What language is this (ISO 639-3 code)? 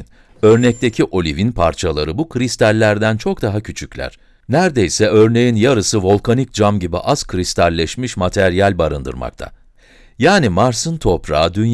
tur